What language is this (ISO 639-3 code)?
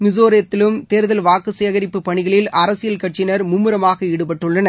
tam